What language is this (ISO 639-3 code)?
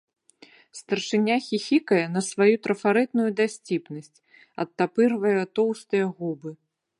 bel